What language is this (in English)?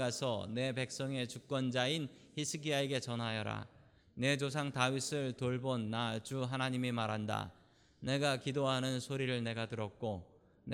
Korean